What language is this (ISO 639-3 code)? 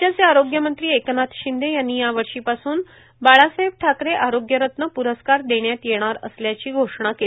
mar